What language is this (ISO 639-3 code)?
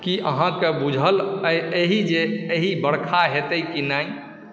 mai